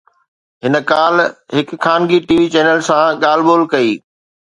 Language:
Sindhi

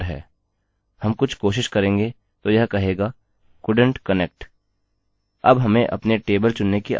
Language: Hindi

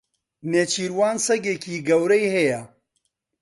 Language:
Central Kurdish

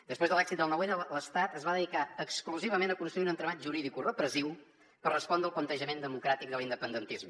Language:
Catalan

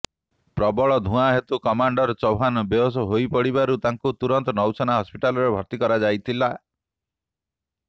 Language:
Odia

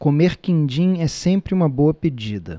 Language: Portuguese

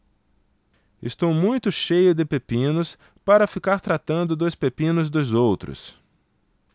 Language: Portuguese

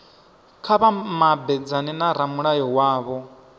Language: Venda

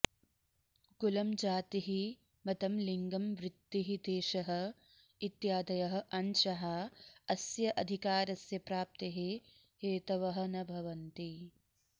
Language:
Sanskrit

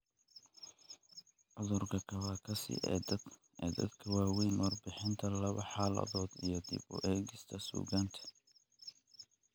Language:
Somali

